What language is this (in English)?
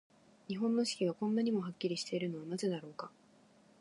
Japanese